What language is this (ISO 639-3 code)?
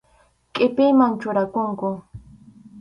qxu